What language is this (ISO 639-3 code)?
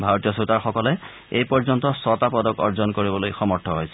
asm